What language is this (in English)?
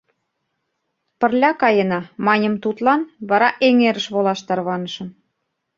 Mari